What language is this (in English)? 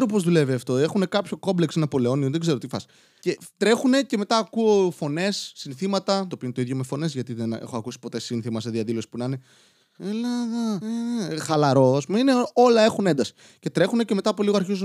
Greek